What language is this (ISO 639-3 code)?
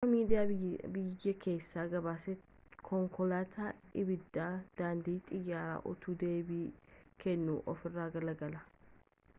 orm